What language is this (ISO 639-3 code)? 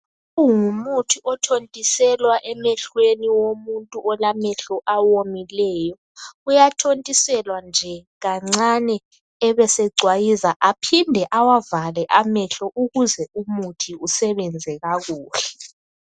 nde